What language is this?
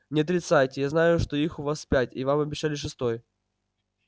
Russian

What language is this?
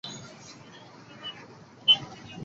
Bangla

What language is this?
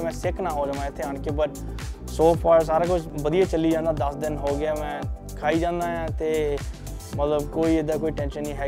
Punjabi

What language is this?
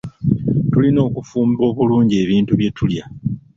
Ganda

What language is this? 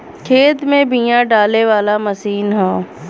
Bhojpuri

